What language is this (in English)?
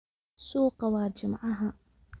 Somali